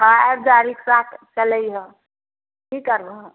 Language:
Maithili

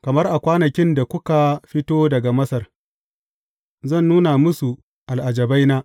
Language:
Hausa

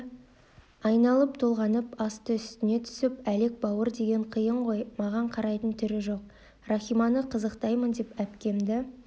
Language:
Kazakh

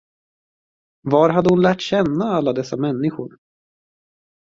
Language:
Swedish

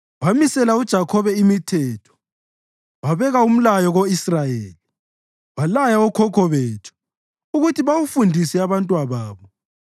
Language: North Ndebele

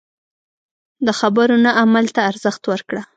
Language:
Pashto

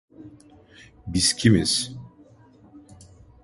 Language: Turkish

